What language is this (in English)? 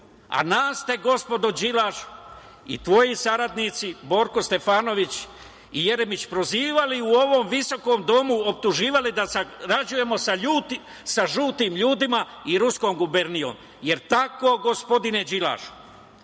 Serbian